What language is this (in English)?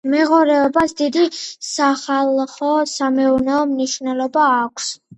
Georgian